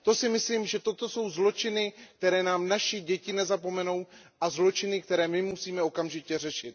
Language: Czech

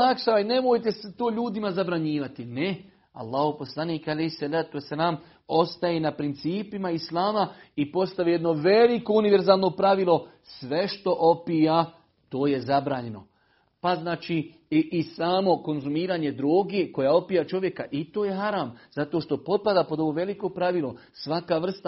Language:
Croatian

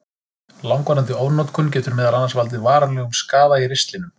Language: Icelandic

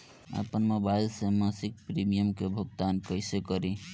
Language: Bhojpuri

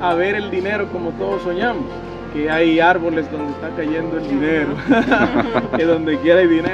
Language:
Spanish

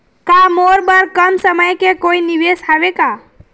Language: Chhattisgarhi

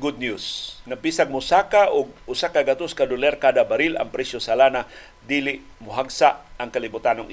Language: Filipino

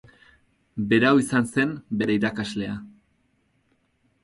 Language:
Basque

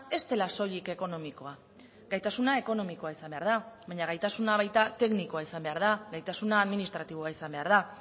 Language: Basque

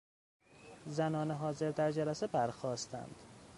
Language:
Persian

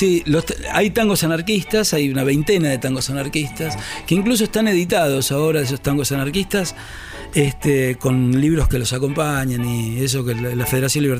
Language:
Spanish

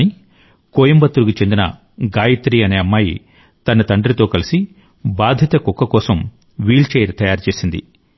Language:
Telugu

